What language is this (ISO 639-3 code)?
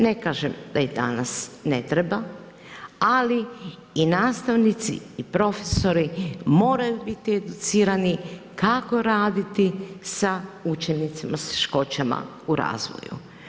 hrv